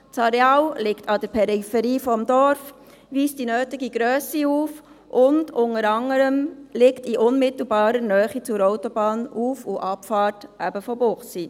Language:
Swiss German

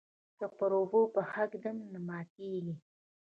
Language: Pashto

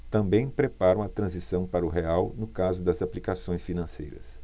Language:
Portuguese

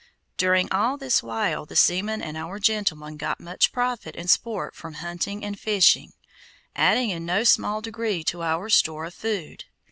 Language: English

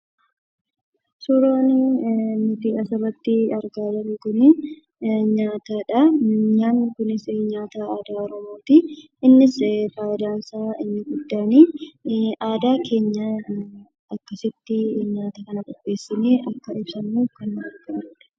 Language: Oromo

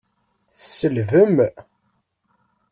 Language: Kabyle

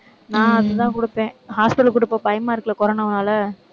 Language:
Tamil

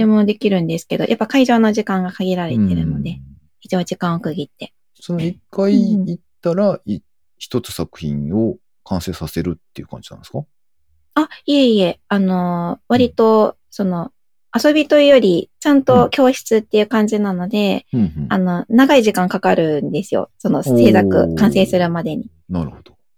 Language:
Japanese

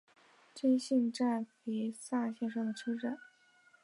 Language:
Chinese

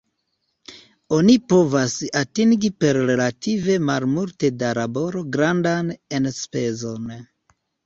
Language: Esperanto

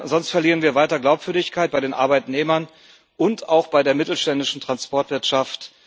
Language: German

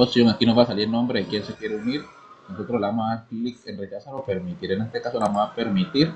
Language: Spanish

